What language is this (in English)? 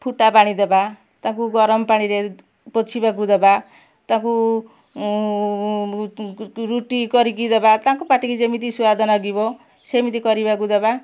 Odia